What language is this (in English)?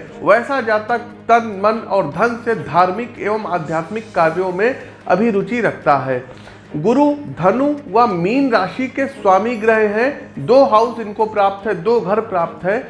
Hindi